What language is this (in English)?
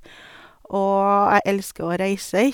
Norwegian